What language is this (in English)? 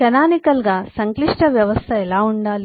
Telugu